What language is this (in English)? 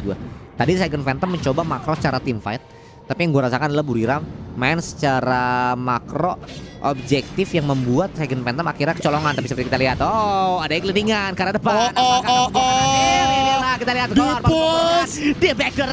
Indonesian